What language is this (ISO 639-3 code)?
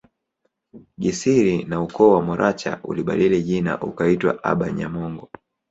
swa